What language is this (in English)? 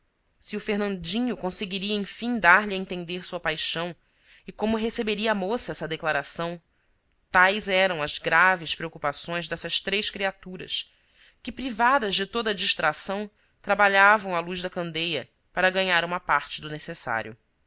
Portuguese